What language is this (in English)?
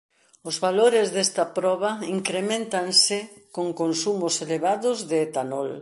Galician